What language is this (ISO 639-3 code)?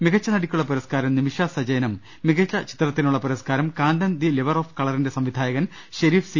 mal